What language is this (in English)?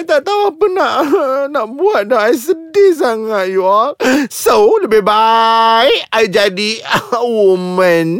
Malay